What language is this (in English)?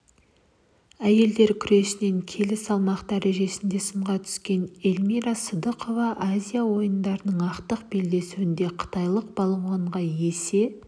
Kazakh